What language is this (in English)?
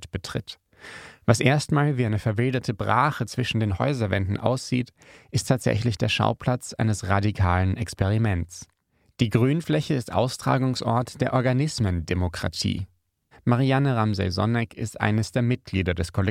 German